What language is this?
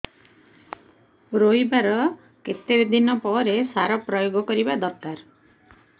Odia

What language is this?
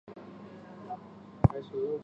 Chinese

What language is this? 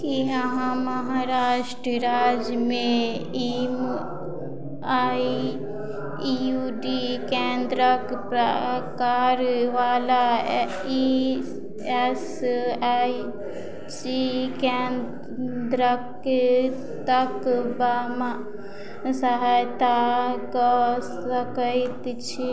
Maithili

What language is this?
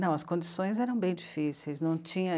Portuguese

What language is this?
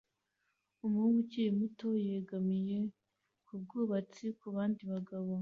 Kinyarwanda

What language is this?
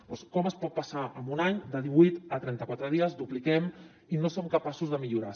Catalan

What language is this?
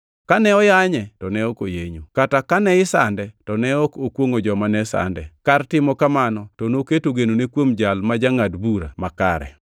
Luo (Kenya and Tanzania)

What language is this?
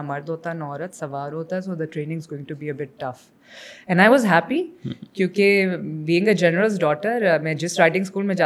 Urdu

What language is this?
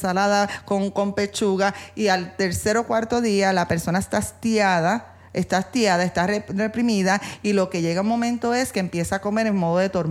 Spanish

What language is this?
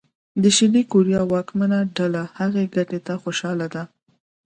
Pashto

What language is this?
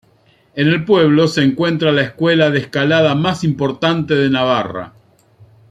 Spanish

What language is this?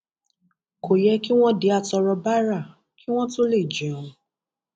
Yoruba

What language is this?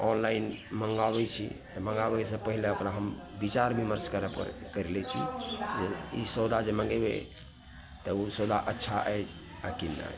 Maithili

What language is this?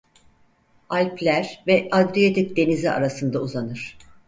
Turkish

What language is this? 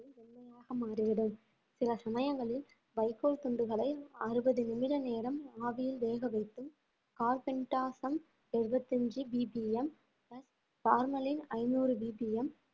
Tamil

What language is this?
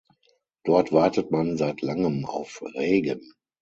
German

